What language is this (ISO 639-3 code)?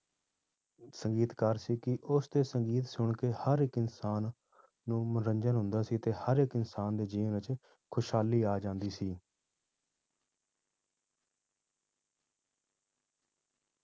pan